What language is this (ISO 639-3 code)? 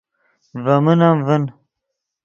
ydg